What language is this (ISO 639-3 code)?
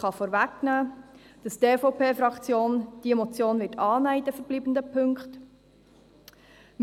gsw